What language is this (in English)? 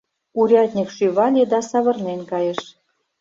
Mari